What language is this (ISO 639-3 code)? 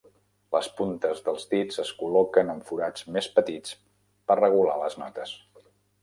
cat